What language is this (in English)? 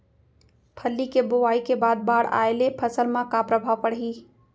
Chhattisgarhi